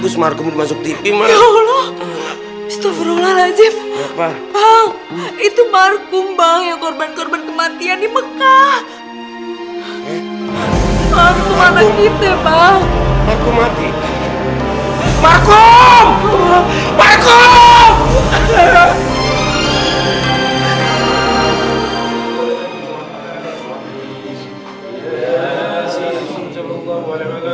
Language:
Indonesian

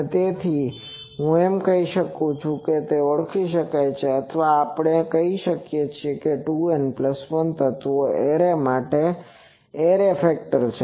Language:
Gujarati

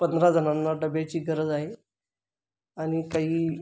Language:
Marathi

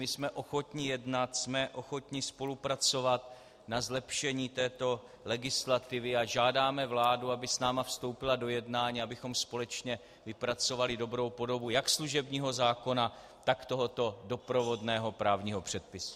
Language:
Czech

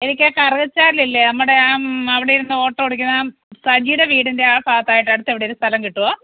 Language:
Malayalam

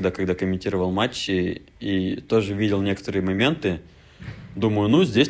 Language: Russian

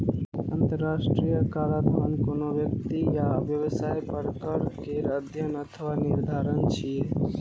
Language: Maithili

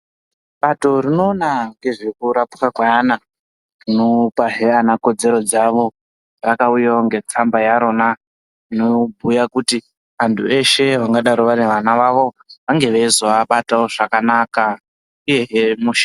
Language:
Ndau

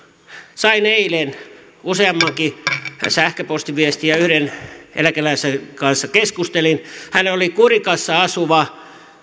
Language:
Finnish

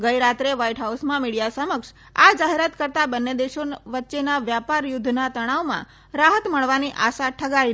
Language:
Gujarati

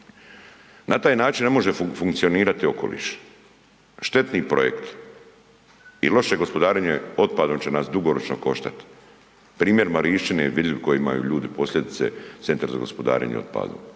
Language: Croatian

